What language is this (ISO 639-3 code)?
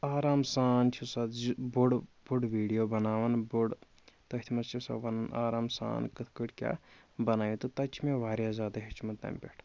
kas